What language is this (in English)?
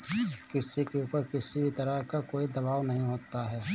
Hindi